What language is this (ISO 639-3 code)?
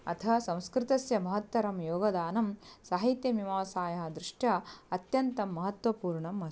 san